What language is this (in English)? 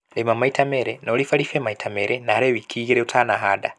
Kikuyu